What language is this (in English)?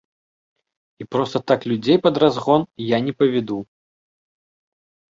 Belarusian